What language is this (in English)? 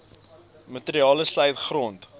Afrikaans